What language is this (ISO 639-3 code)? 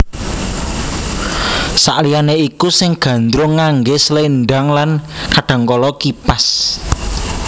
jav